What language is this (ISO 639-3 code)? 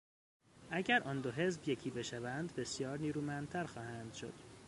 fas